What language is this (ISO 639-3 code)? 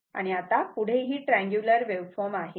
mar